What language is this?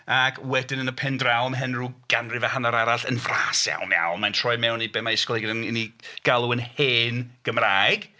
Welsh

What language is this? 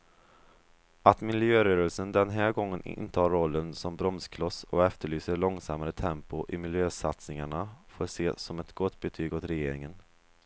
Swedish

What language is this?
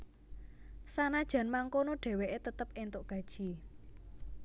Javanese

